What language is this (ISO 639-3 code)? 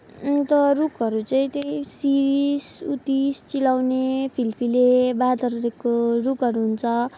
nep